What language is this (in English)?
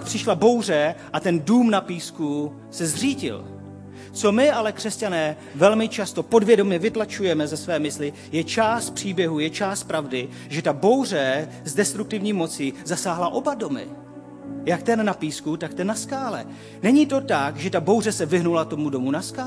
Czech